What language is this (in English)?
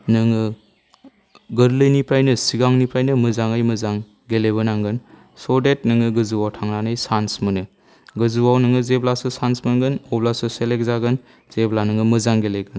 Bodo